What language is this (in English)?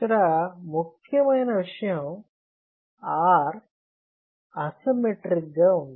Telugu